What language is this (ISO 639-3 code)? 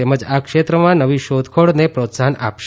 guj